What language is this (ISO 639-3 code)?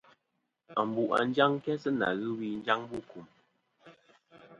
bkm